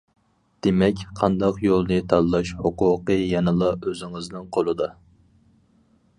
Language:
Uyghur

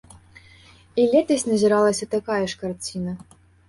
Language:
Belarusian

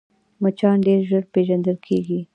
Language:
Pashto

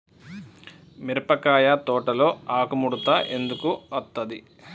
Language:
Telugu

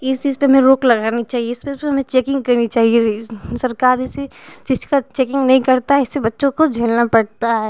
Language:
Hindi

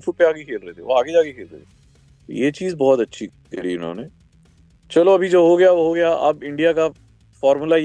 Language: Hindi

